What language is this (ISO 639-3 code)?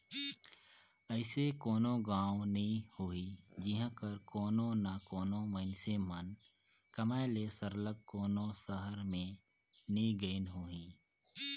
hne